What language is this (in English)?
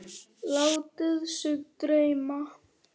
Icelandic